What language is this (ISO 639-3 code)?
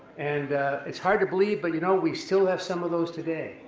eng